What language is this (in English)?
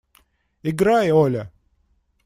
Russian